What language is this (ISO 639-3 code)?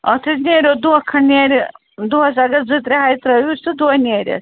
kas